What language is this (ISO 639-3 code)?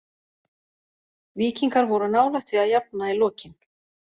isl